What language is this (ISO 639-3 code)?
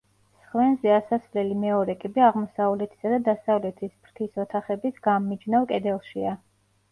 kat